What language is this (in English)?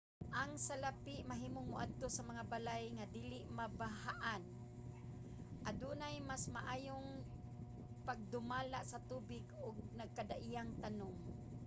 Cebuano